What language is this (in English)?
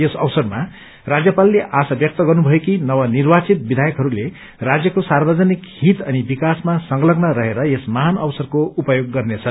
Nepali